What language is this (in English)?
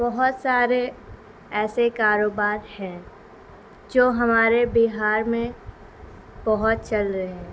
Urdu